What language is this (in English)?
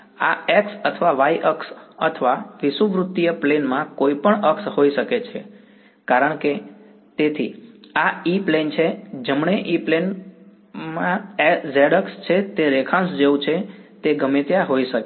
Gujarati